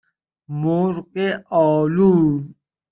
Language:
Persian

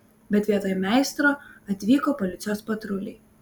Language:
Lithuanian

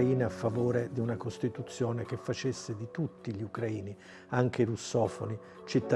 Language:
Italian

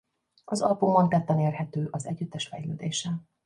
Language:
Hungarian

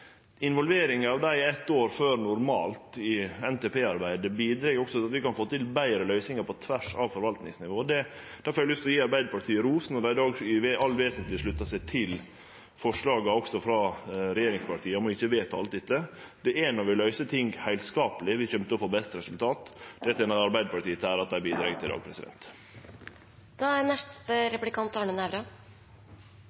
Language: Norwegian Nynorsk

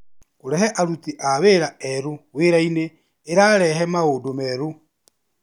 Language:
Kikuyu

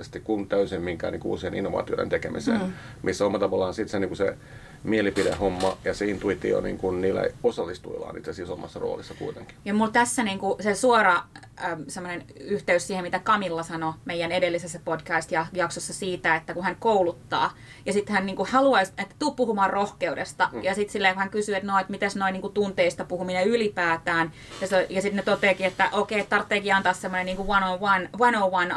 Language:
Finnish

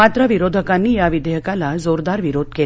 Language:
Marathi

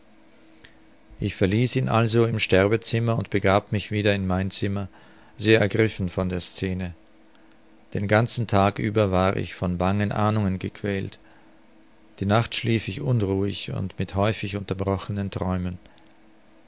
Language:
German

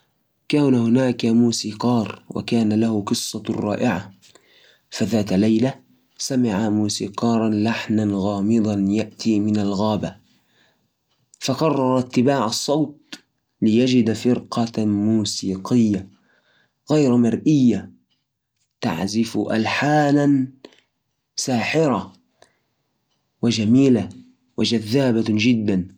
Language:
Najdi Arabic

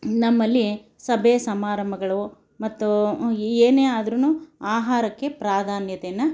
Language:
Kannada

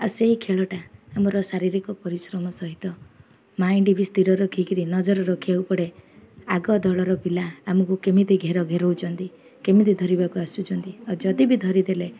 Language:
Odia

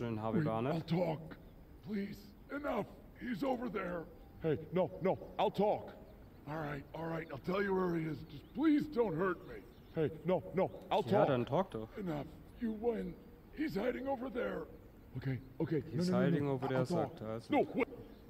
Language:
German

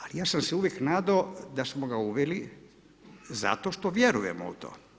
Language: Croatian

